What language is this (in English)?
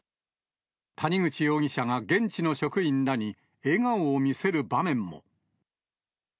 Japanese